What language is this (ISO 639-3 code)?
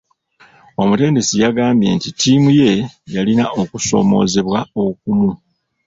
lug